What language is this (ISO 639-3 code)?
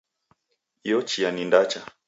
dav